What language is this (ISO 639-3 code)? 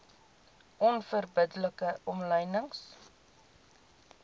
afr